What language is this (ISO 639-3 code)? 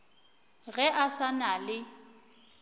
nso